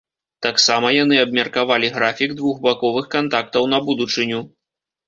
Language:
Belarusian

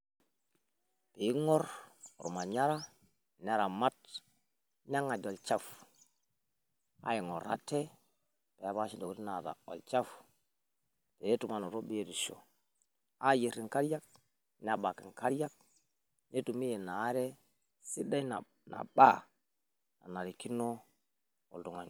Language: Masai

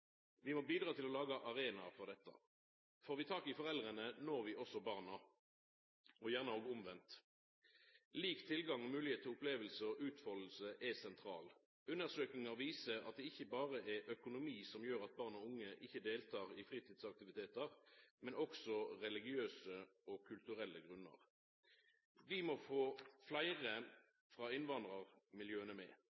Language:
Norwegian Nynorsk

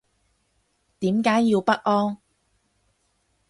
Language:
Cantonese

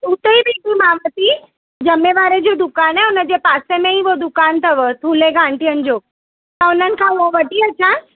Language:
Sindhi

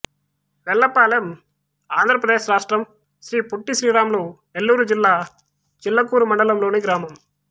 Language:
Telugu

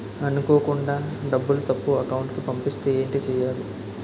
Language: Telugu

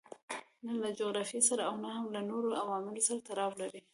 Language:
Pashto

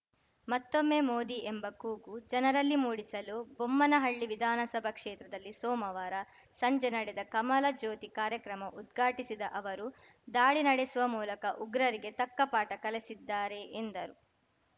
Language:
Kannada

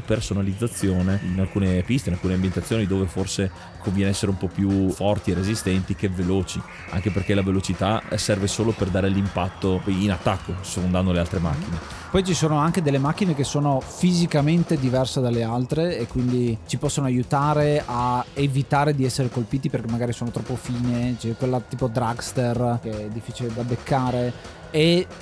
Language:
Italian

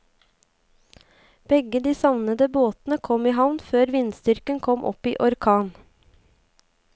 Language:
Norwegian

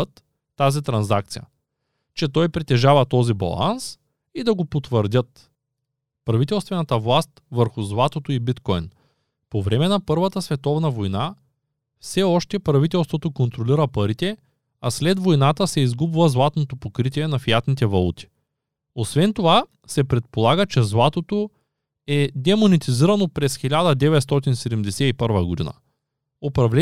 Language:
Bulgarian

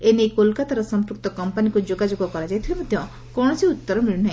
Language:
Odia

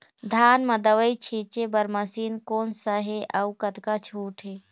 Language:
Chhattisgarhi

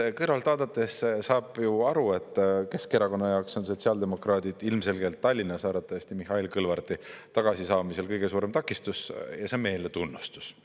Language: Estonian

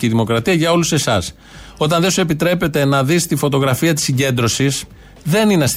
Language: Greek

